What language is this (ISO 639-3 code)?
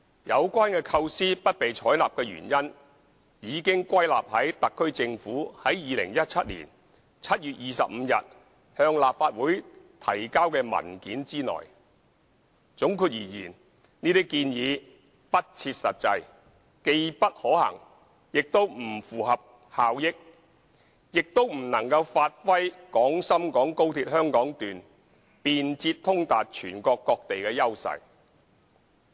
yue